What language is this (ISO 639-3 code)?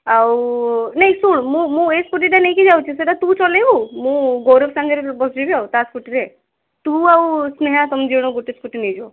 ori